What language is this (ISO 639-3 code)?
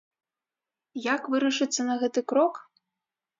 bel